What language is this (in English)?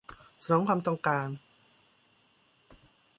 Thai